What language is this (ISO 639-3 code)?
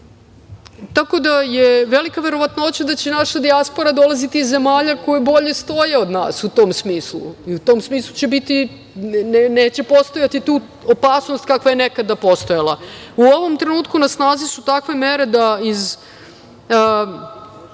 srp